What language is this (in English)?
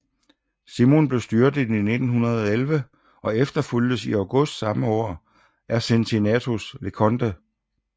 Danish